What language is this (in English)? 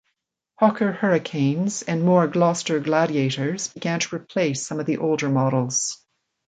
English